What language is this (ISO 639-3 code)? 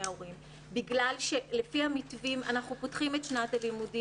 heb